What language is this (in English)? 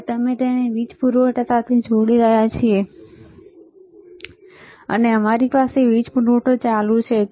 Gujarati